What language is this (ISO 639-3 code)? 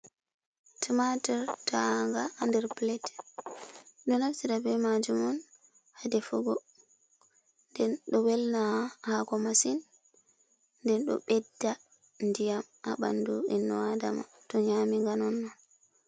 ful